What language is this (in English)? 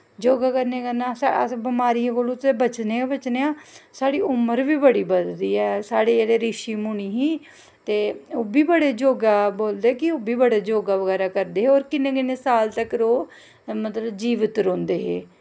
Dogri